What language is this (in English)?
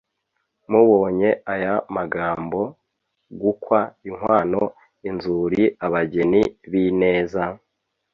Kinyarwanda